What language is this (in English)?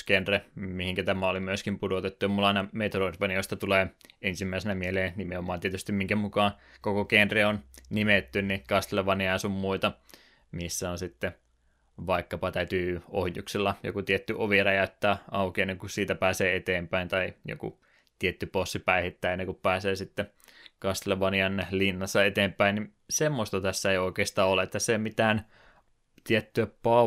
Finnish